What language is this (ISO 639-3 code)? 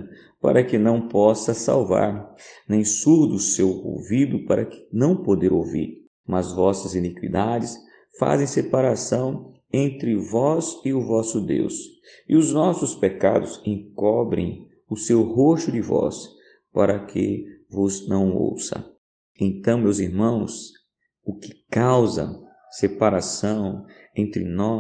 por